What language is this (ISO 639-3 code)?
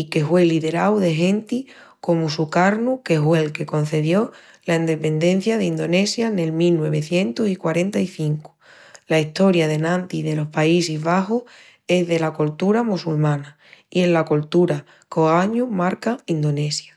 ext